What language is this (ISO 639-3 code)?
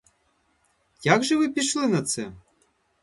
ukr